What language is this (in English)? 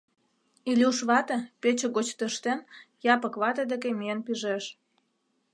Mari